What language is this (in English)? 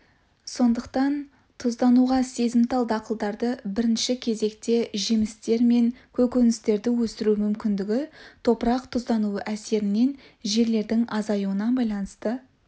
Kazakh